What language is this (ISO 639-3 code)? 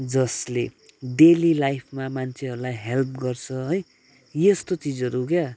nep